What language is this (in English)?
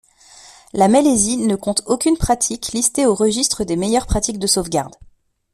French